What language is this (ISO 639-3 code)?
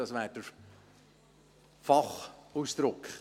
gsw